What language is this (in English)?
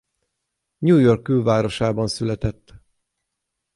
Hungarian